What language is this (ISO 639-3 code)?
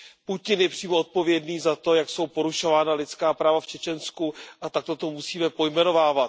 ces